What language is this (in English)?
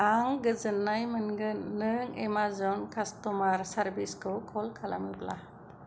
Bodo